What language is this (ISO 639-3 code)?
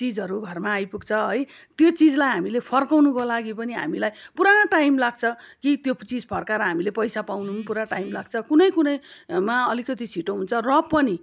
nep